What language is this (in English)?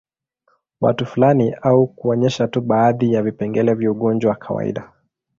Swahili